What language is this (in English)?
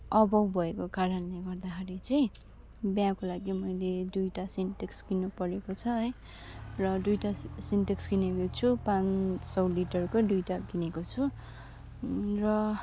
Nepali